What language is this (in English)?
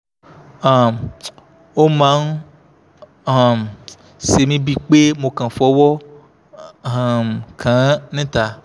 Yoruba